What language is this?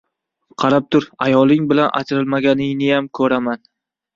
Uzbek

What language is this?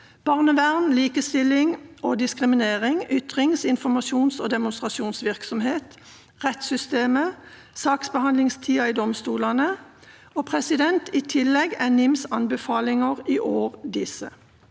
Norwegian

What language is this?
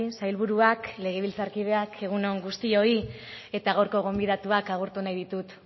Basque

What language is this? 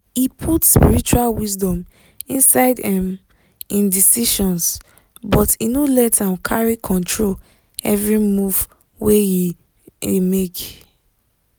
Nigerian Pidgin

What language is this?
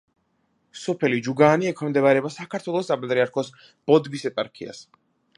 Georgian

